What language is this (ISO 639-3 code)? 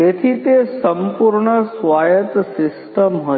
guj